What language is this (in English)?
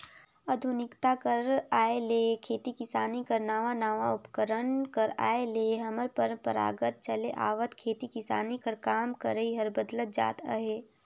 Chhattisgarhi